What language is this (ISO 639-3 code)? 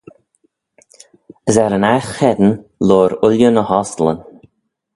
glv